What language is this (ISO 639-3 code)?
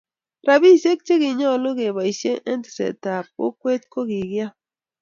kln